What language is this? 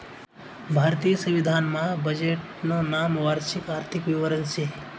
Marathi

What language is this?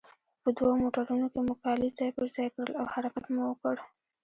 Pashto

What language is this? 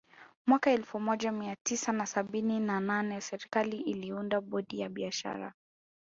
Swahili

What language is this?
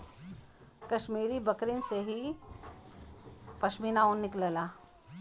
Bhojpuri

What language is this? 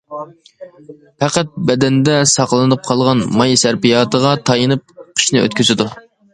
Uyghur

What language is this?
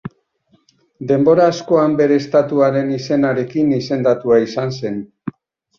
Basque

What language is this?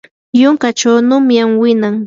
Yanahuanca Pasco Quechua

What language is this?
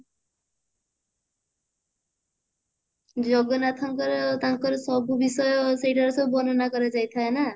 Odia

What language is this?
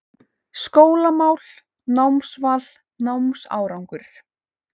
Icelandic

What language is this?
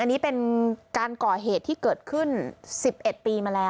Thai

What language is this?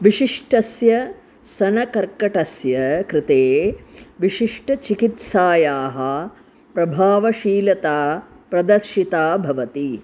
Sanskrit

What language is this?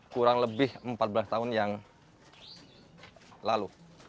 Indonesian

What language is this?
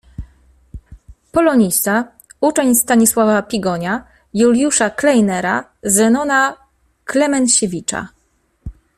Polish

